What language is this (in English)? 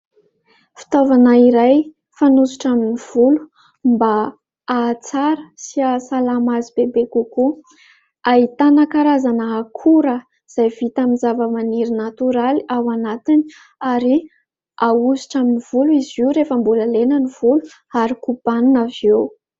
Malagasy